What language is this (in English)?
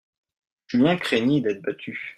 French